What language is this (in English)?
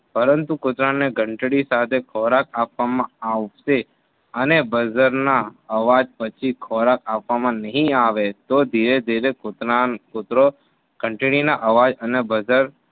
Gujarati